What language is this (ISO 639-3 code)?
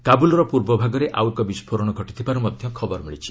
ori